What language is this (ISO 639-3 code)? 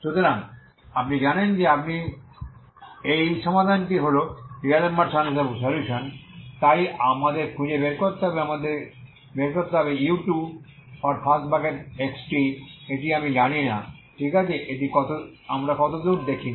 ben